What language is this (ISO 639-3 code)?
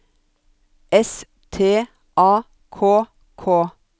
nor